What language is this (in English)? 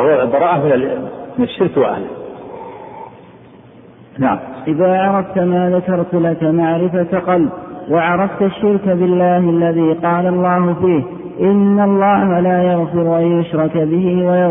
Arabic